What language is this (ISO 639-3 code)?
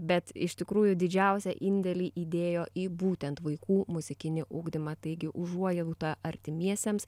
lit